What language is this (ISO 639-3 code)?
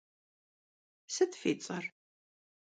kbd